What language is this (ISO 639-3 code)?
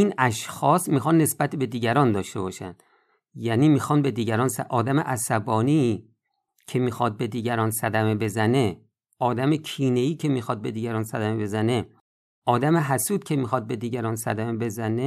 fas